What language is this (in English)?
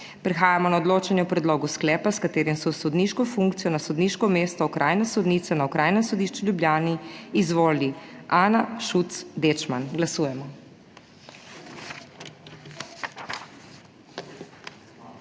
Slovenian